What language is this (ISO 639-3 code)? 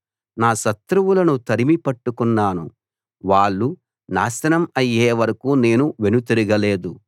tel